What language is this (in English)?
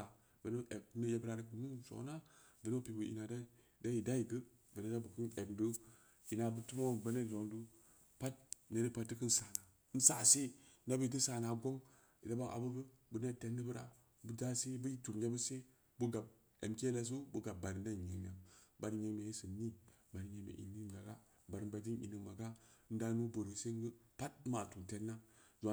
Samba Leko